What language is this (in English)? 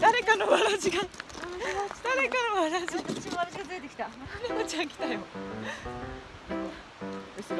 Japanese